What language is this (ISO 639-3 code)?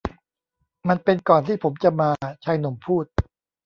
tha